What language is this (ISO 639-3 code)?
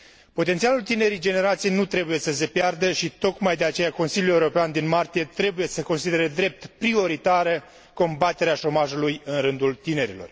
ron